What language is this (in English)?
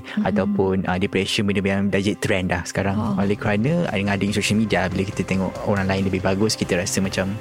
Malay